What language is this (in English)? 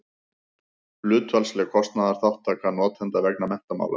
Icelandic